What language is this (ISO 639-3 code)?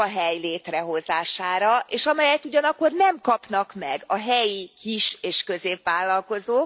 hun